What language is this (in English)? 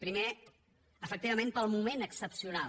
Catalan